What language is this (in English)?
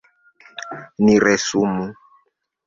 Esperanto